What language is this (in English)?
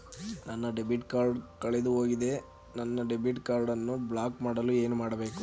Kannada